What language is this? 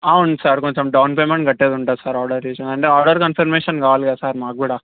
Telugu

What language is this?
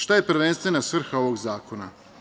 Serbian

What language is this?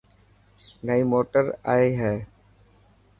Dhatki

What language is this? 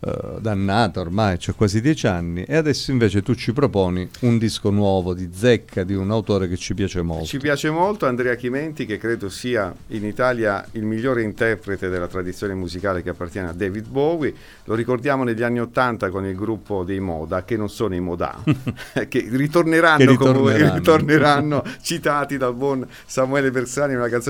Italian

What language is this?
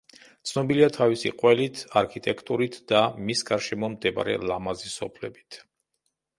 Georgian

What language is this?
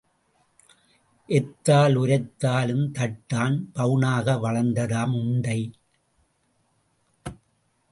Tamil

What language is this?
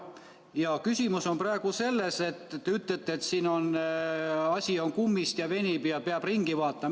Estonian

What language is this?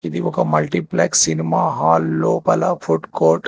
Telugu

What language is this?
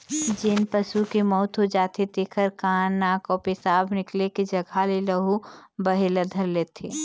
Chhattisgarhi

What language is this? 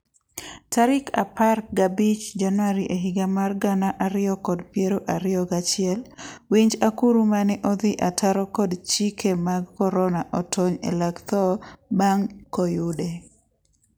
Luo (Kenya and Tanzania)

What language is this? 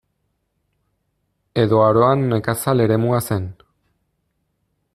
Basque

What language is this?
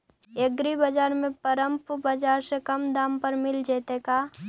Magahi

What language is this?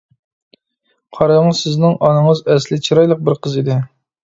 Uyghur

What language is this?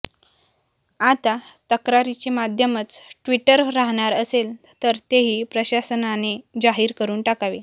Marathi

